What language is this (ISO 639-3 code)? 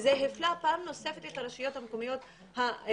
heb